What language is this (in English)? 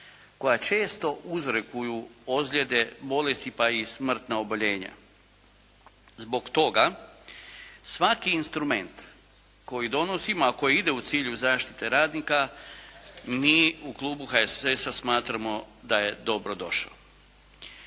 Croatian